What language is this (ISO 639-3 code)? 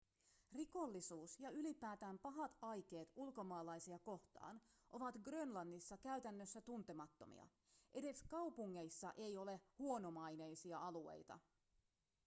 fin